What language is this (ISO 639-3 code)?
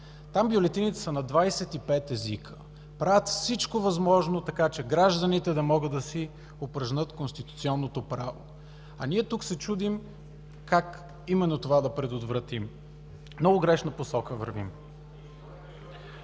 bul